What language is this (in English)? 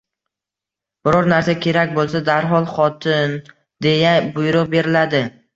Uzbek